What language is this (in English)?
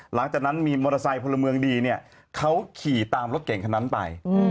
Thai